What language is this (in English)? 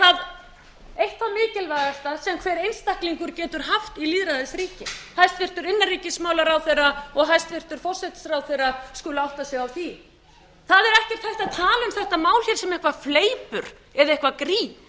Icelandic